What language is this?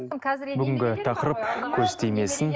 Kazakh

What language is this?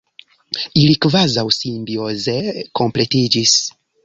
Esperanto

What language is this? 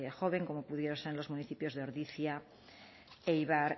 Spanish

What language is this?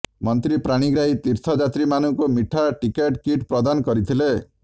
Odia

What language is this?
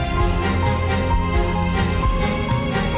Indonesian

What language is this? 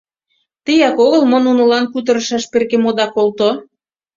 Mari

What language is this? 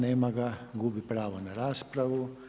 Croatian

